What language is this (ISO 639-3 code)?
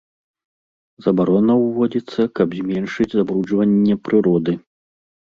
bel